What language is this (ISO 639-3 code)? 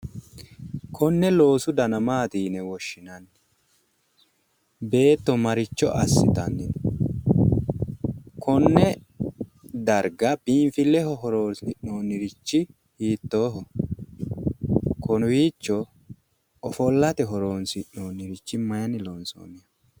sid